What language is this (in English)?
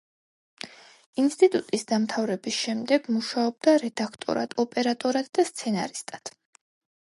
Georgian